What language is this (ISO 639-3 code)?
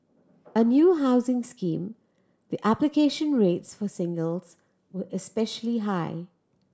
eng